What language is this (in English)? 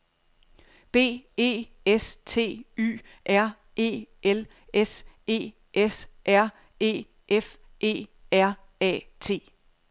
Danish